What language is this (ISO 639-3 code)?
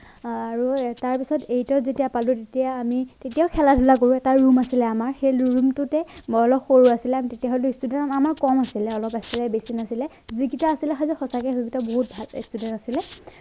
asm